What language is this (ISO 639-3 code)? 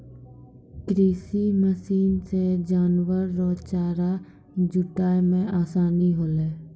mai